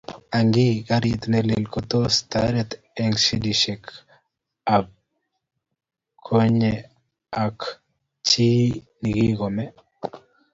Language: Kalenjin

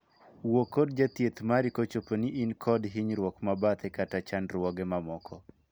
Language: Luo (Kenya and Tanzania)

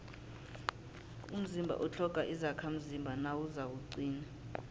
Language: South Ndebele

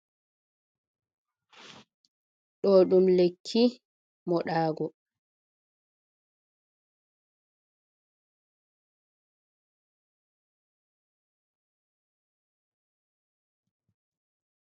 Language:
Fula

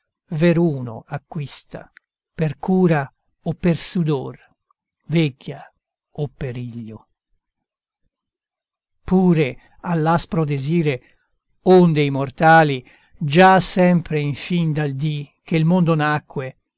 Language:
Italian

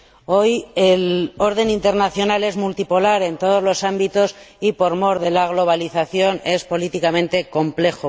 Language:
Spanish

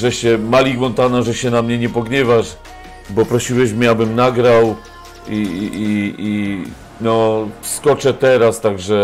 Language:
Polish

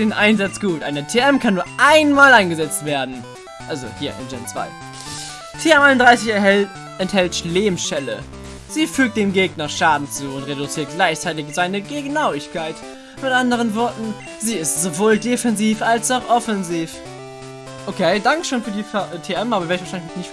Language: German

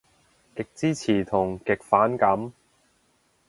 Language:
Cantonese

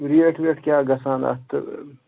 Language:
Kashmiri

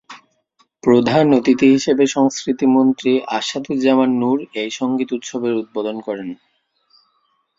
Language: Bangla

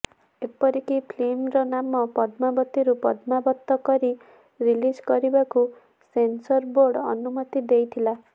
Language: Odia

